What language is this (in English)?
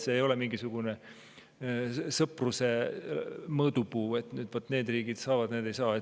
Estonian